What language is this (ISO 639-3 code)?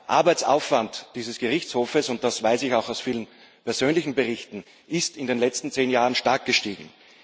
deu